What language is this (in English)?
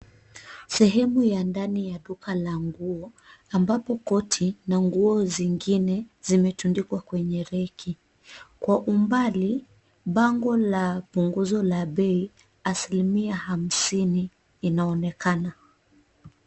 Swahili